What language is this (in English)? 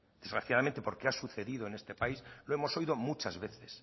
Spanish